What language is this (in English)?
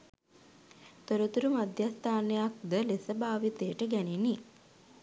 Sinhala